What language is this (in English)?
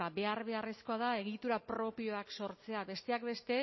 Basque